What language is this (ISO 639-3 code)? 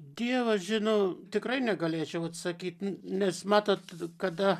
lit